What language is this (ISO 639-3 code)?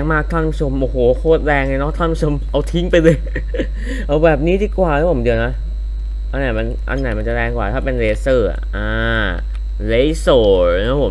tha